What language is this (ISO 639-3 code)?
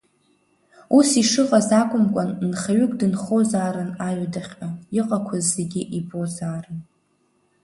abk